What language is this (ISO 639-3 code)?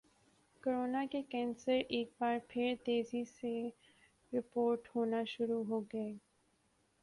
urd